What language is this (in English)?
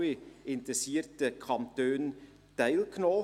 Swiss German